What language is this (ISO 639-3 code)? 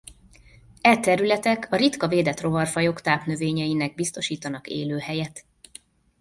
hun